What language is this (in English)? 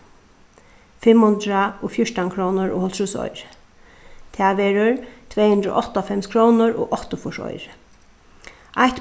Faroese